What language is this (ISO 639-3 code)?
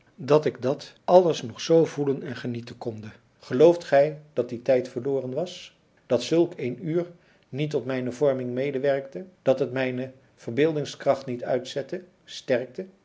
nld